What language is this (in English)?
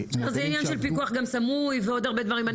Hebrew